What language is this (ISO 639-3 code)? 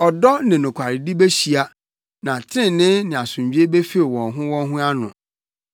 aka